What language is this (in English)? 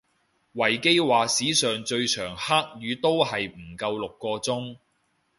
Cantonese